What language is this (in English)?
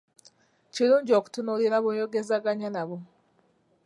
Ganda